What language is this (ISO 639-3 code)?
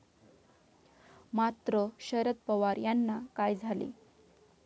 mar